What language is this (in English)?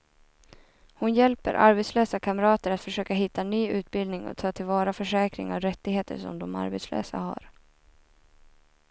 Swedish